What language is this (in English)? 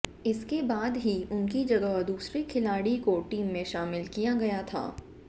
Hindi